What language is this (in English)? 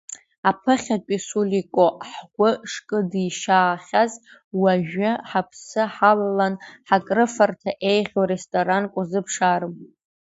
Abkhazian